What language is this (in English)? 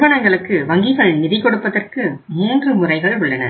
Tamil